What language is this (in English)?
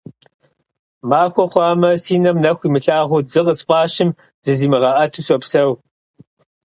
Kabardian